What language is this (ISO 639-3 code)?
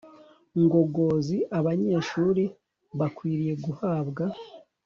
kin